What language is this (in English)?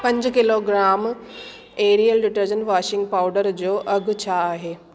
Sindhi